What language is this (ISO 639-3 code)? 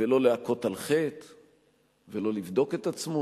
heb